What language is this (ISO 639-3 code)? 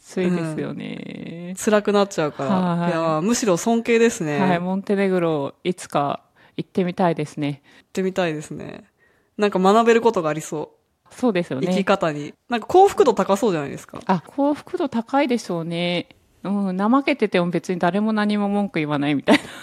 jpn